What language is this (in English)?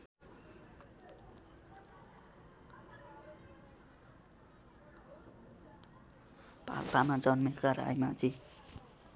Nepali